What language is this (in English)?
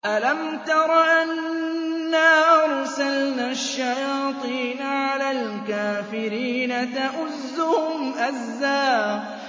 Arabic